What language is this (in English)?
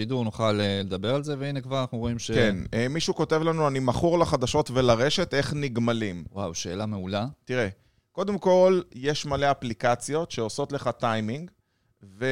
Hebrew